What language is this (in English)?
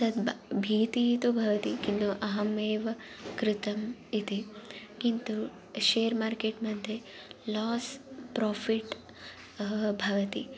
Sanskrit